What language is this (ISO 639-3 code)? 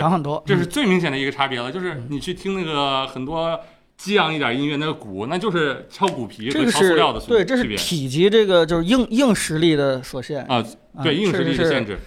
zho